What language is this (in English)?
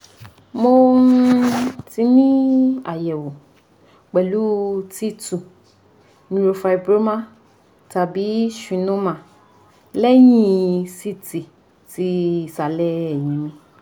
Yoruba